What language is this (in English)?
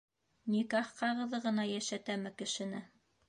Bashkir